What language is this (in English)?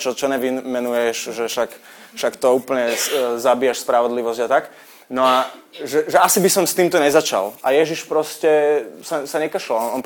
Slovak